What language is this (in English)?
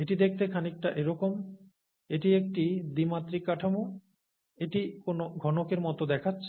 Bangla